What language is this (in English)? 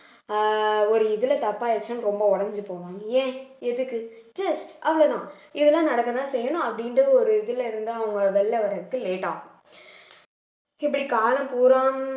Tamil